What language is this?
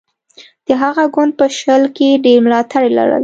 Pashto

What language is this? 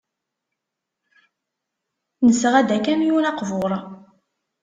Kabyle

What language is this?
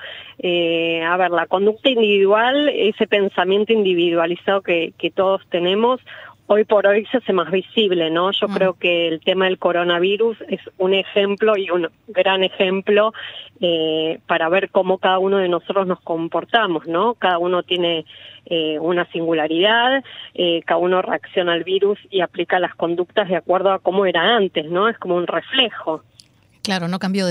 Spanish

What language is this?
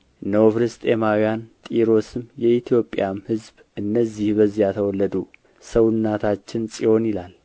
Amharic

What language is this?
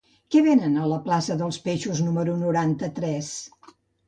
Catalan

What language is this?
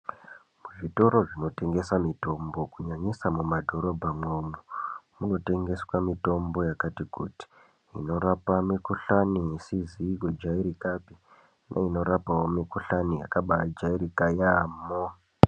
Ndau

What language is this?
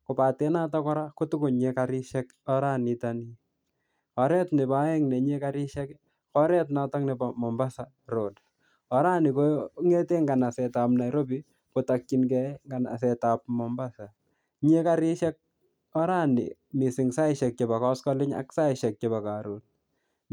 Kalenjin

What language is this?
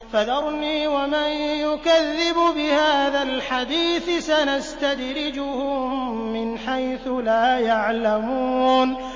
Arabic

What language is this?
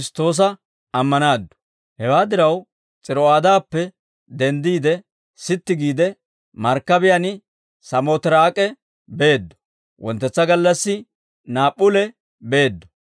Dawro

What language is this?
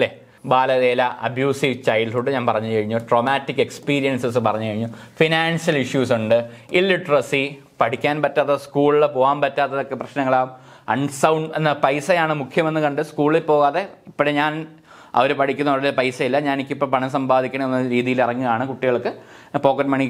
Malayalam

